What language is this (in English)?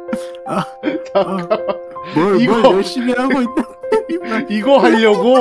Korean